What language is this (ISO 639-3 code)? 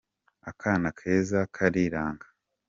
kin